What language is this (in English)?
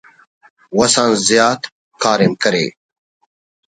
Brahui